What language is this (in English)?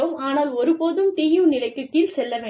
Tamil